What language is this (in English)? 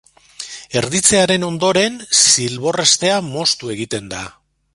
Basque